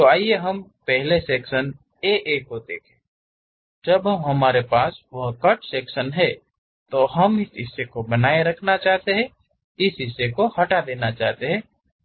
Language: Hindi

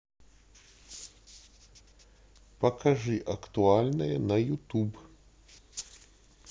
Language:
Russian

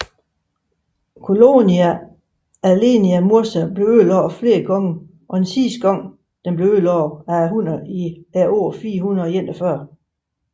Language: Danish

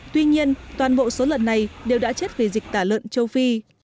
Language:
Vietnamese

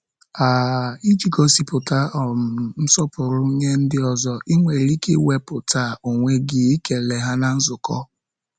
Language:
Igbo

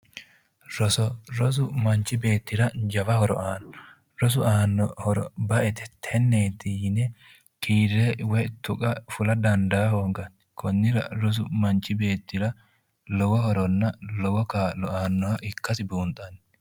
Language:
Sidamo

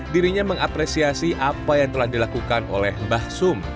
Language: Indonesian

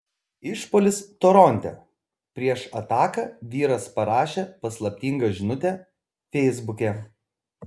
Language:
Lithuanian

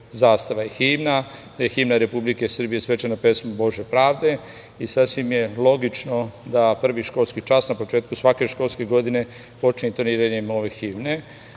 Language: Serbian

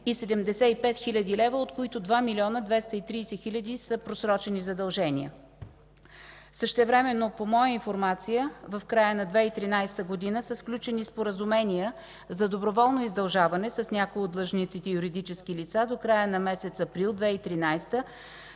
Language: Bulgarian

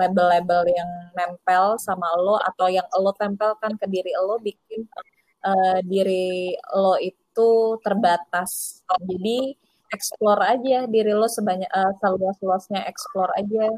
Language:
Indonesian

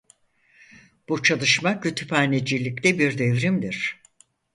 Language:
Turkish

